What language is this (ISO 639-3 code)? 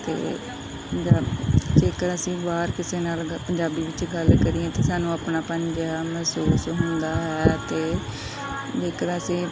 pan